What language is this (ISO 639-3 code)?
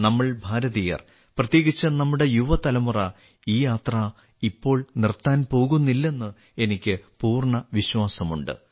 mal